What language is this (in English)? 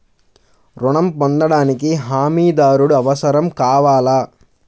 Telugu